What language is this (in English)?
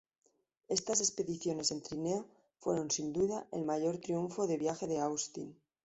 Spanish